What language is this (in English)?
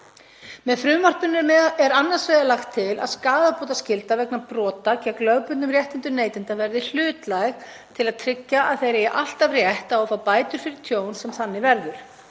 Icelandic